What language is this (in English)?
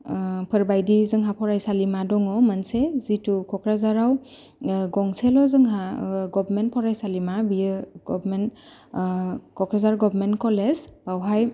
Bodo